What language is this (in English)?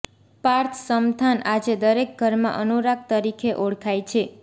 Gujarati